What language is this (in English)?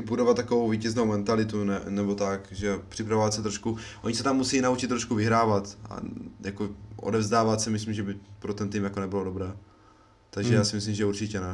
Czech